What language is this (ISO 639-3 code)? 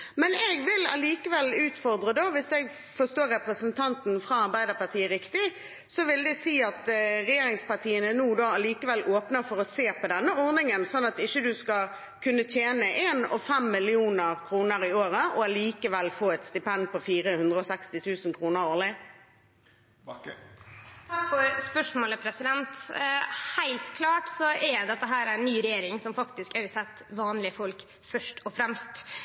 nor